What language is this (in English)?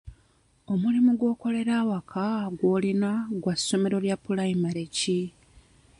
Ganda